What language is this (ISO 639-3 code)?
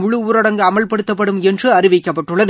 tam